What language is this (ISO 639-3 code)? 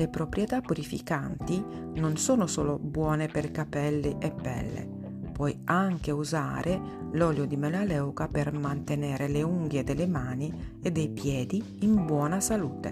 ita